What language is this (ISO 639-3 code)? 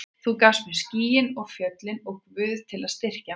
isl